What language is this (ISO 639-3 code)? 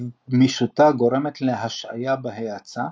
heb